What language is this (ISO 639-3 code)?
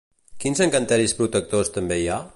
cat